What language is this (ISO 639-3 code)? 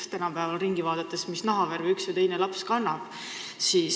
est